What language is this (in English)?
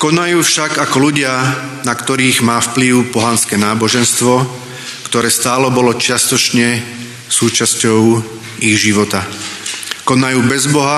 Slovak